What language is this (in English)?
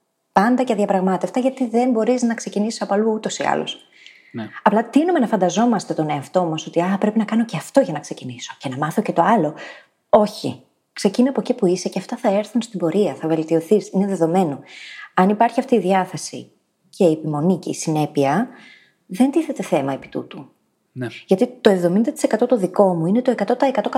Greek